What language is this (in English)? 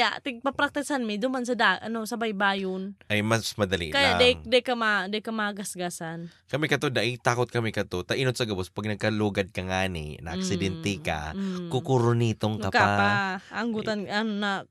Filipino